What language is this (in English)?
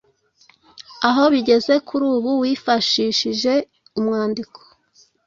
Kinyarwanda